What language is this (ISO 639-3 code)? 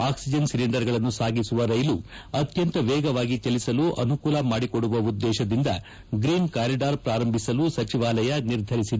kan